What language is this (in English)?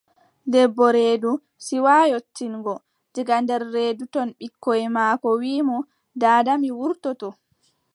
Adamawa Fulfulde